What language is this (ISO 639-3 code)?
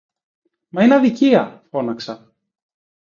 ell